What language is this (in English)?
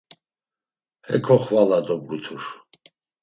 Laz